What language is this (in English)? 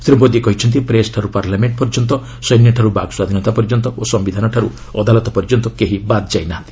Odia